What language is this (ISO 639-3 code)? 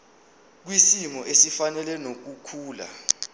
zul